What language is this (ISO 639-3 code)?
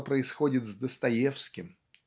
rus